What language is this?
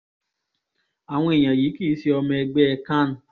Yoruba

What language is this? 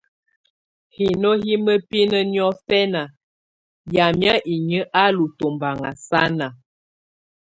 Tunen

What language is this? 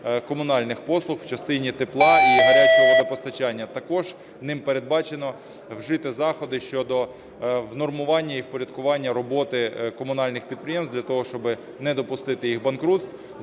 Ukrainian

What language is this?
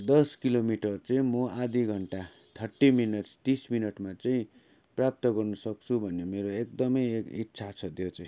Nepali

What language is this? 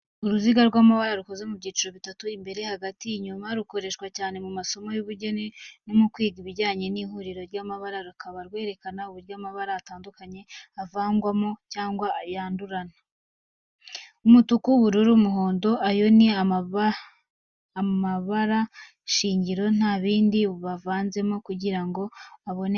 Kinyarwanda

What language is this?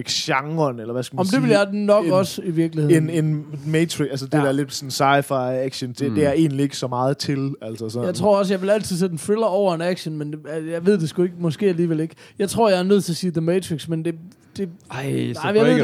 Danish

